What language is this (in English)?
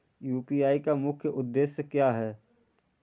Hindi